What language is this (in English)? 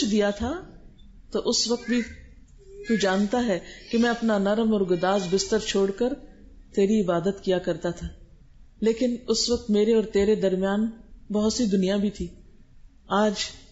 Arabic